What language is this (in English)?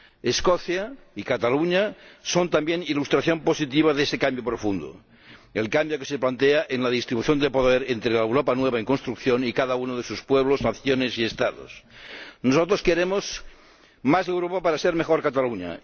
Spanish